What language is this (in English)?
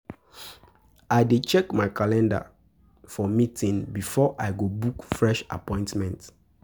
Nigerian Pidgin